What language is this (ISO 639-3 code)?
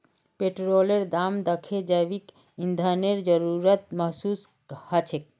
mag